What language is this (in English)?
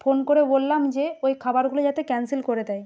Bangla